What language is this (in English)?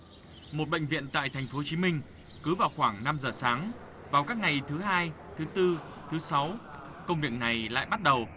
Vietnamese